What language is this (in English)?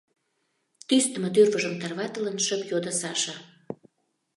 Mari